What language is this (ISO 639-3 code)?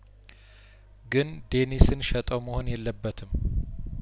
amh